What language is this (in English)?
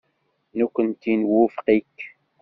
Kabyle